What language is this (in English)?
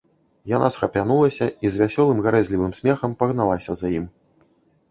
Belarusian